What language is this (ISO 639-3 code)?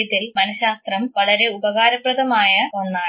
mal